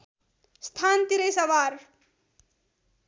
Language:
Nepali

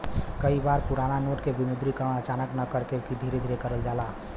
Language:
Bhojpuri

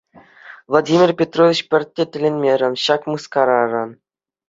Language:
Chuvash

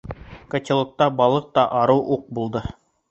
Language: Bashkir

